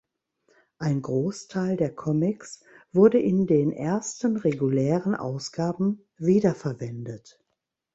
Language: German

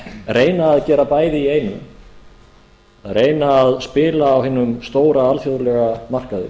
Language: Icelandic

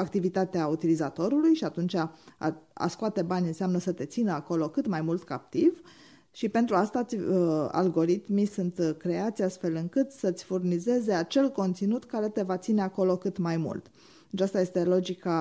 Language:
Romanian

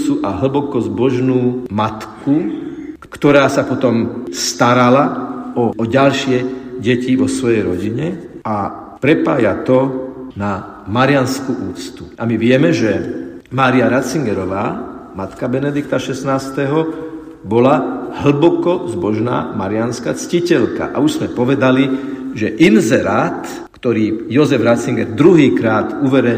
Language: Slovak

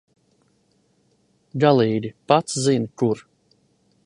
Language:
Latvian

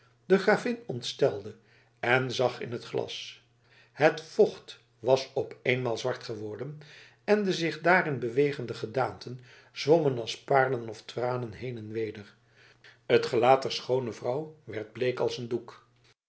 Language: Dutch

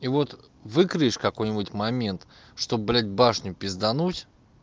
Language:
Russian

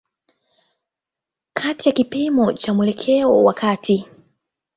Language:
Swahili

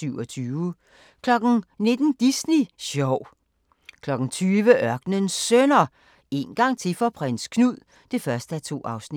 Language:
Danish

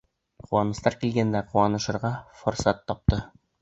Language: Bashkir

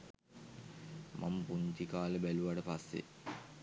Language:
Sinhala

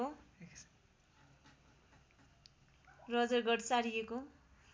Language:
Nepali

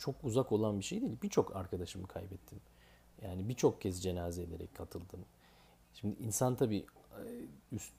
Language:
Turkish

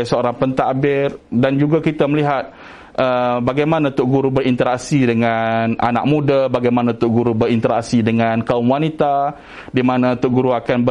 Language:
Malay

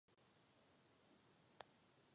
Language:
Czech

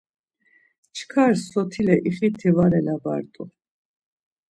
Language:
Laz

